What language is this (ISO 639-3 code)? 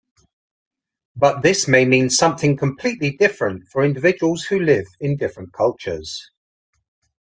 eng